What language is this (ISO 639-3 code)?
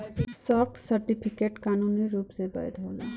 bho